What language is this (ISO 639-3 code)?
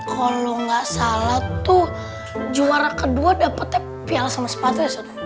ind